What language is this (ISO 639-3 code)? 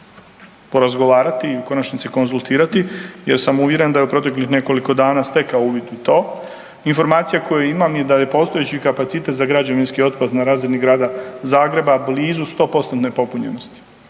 hrv